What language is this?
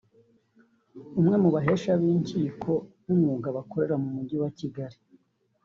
Kinyarwanda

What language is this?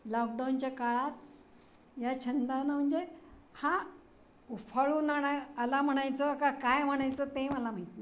Marathi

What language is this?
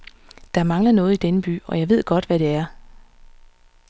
Danish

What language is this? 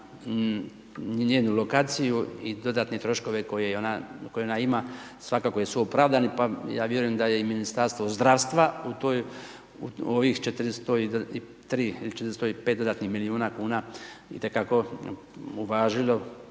Croatian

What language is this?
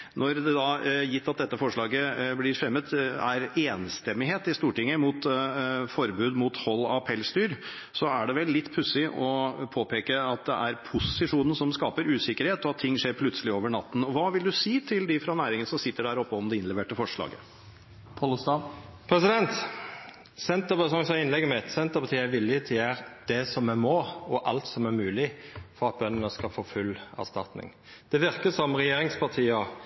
Norwegian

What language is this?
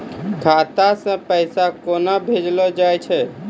Maithili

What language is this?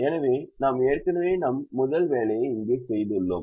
Tamil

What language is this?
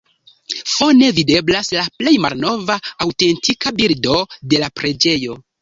Esperanto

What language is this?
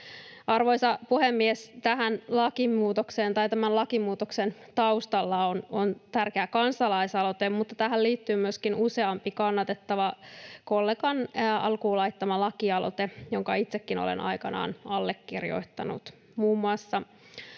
Finnish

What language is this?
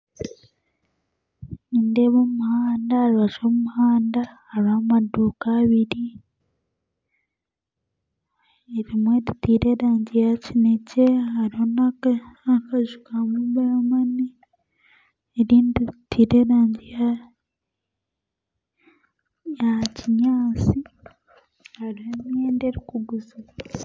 Nyankole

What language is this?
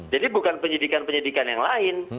Indonesian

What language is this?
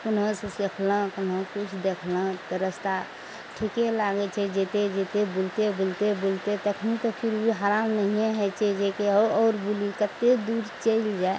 Maithili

